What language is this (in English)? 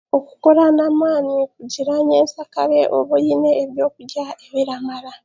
Chiga